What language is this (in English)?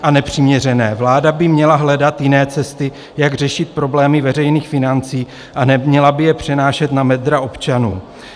Czech